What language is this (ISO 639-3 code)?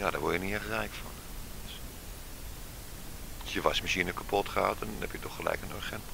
nld